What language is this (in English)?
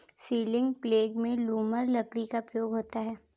Hindi